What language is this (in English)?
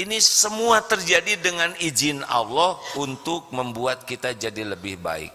Indonesian